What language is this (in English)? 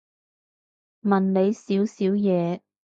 Cantonese